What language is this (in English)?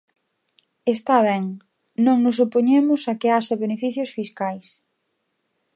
Galician